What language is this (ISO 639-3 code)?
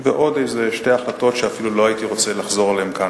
heb